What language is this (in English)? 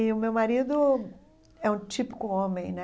Portuguese